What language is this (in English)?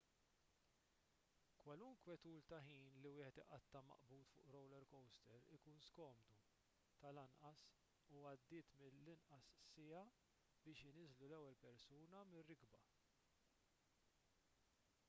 Maltese